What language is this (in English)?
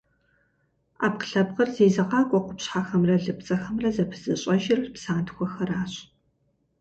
Kabardian